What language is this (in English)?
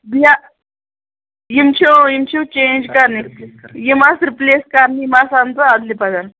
Kashmiri